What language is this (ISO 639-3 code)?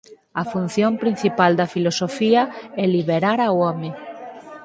glg